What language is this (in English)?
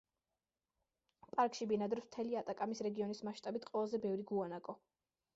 Georgian